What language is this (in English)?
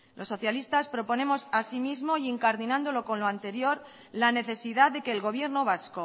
Spanish